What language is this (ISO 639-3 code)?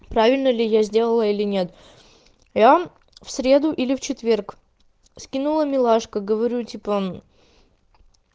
rus